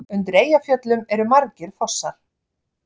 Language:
Icelandic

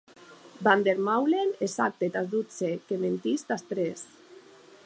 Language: Occitan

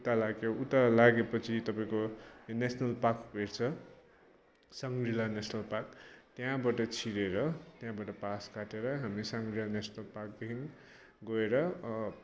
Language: Nepali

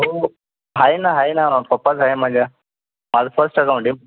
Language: Marathi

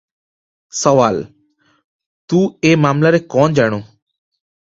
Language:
Odia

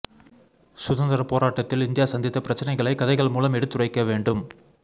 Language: Tamil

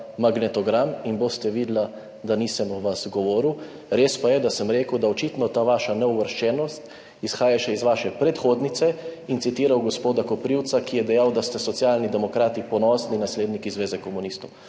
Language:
Slovenian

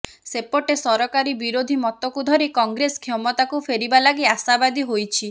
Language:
Odia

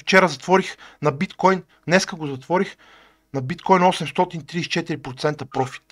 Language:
Bulgarian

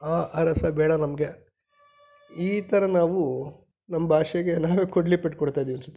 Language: Kannada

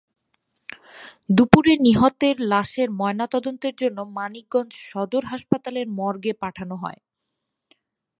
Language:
Bangla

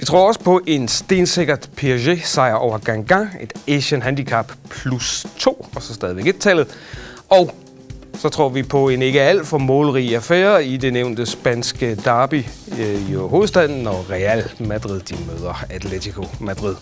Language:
Danish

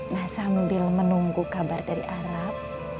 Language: Indonesian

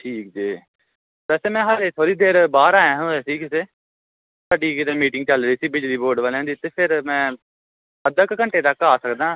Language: Punjabi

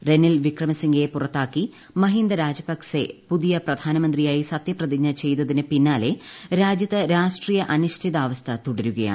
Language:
Malayalam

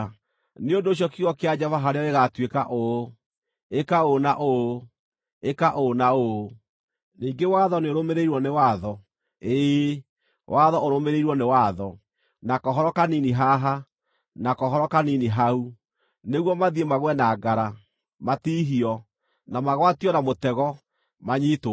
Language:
Kikuyu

